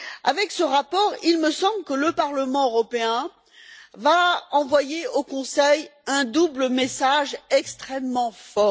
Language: French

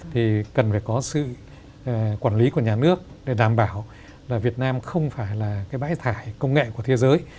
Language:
Vietnamese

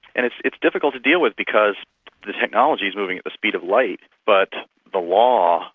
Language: English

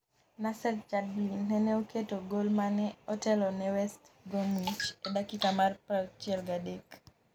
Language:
Luo (Kenya and Tanzania)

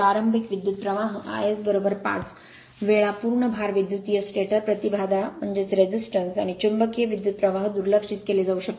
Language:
Marathi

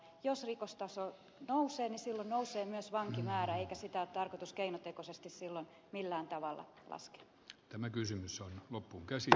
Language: Finnish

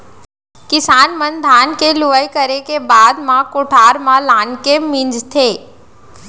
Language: Chhattisgarhi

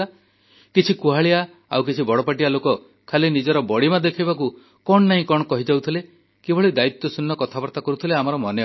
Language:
Odia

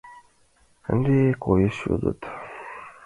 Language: Mari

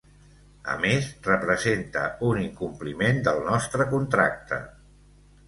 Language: Catalan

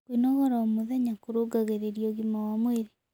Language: Kikuyu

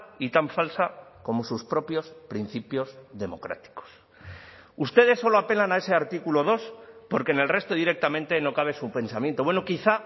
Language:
Spanish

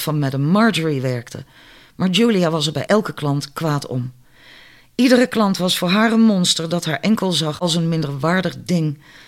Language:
Dutch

